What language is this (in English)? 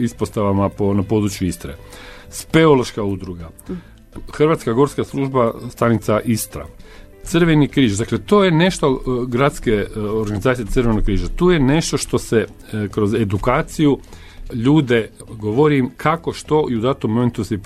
Croatian